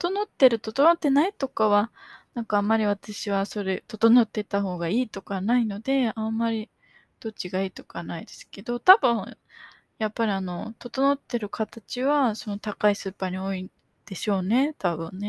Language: Japanese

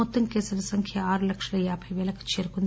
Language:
Telugu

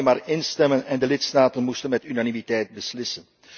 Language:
Dutch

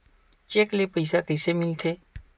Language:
Chhattisgarhi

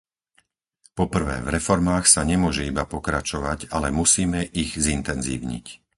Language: Slovak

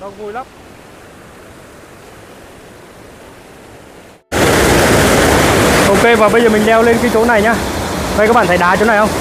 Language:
Vietnamese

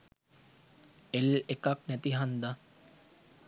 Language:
Sinhala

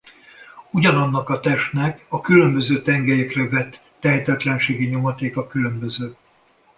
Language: Hungarian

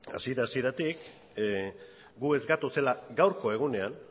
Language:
Basque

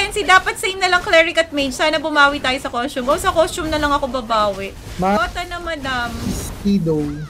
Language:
Filipino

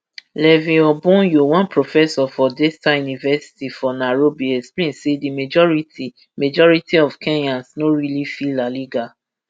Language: Nigerian Pidgin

